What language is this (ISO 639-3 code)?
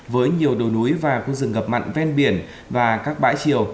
vie